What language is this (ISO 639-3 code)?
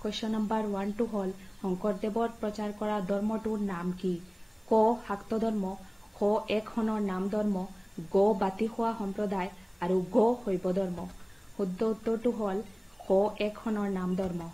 eng